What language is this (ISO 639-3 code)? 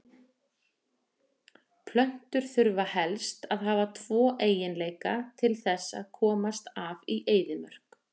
isl